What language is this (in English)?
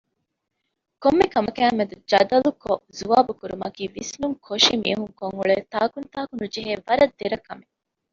Divehi